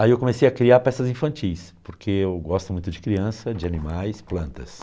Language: Portuguese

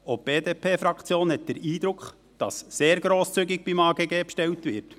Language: Swiss German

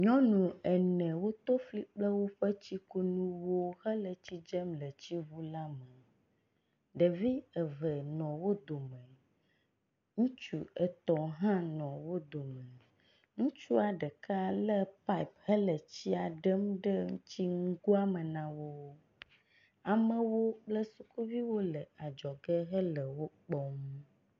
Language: Ewe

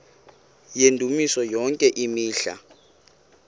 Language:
Xhosa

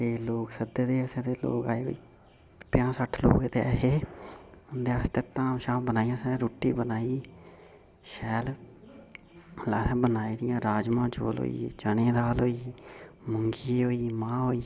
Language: Dogri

